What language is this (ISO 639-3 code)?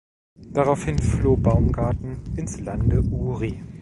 deu